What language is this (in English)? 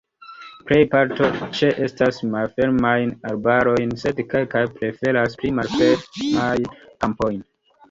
Esperanto